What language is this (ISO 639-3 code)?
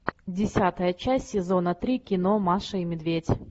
rus